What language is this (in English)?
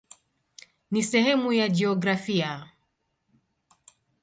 Swahili